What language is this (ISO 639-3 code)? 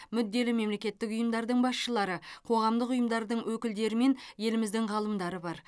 kaz